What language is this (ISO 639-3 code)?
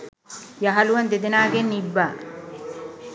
sin